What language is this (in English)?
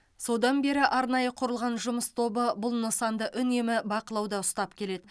Kazakh